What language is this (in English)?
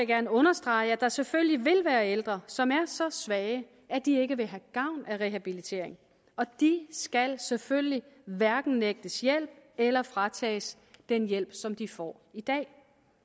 Danish